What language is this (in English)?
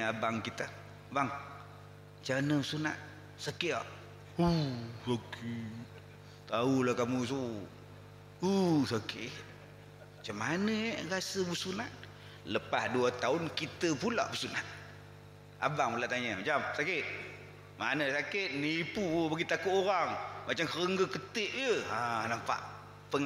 Malay